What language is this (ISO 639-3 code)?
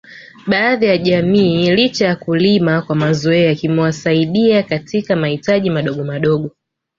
swa